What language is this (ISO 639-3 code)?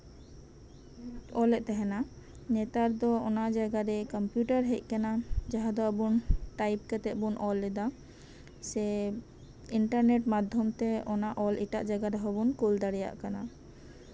sat